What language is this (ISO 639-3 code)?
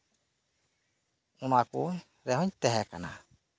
sat